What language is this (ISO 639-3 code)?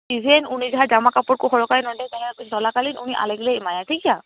sat